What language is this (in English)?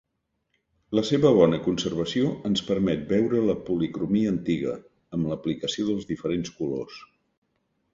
Catalan